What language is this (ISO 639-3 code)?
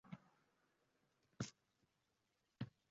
uzb